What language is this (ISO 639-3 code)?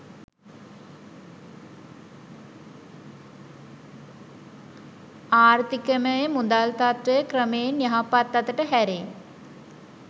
sin